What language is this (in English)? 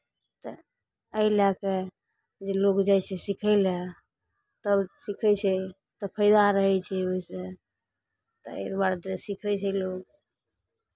Maithili